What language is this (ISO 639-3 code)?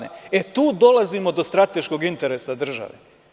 srp